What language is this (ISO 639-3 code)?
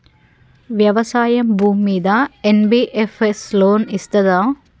tel